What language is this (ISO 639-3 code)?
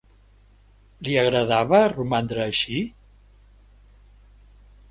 cat